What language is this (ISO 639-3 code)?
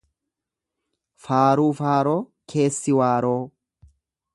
orm